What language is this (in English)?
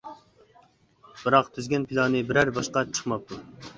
Uyghur